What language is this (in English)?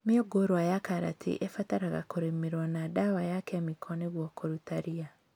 Kikuyu